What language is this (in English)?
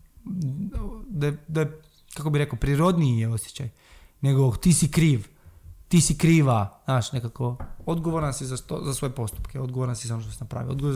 Croatian